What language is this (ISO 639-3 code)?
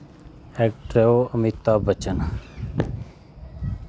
doi